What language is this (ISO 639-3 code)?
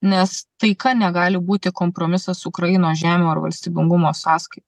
lit